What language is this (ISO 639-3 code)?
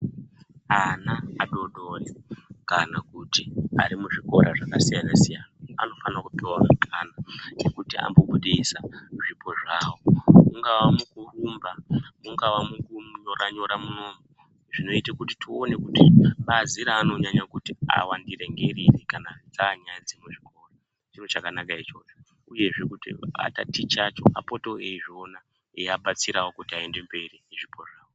ndc